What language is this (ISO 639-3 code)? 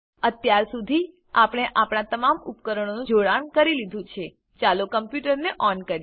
guj